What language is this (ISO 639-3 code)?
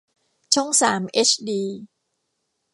tha